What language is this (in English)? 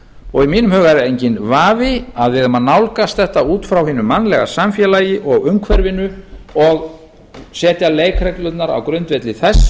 Icelandic